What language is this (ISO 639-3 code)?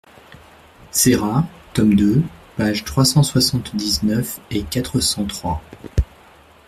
fra